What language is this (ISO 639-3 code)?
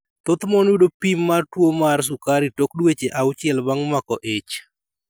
luo